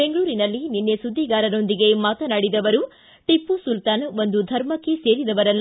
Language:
Kannada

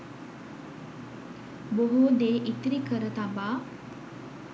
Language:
Sinhala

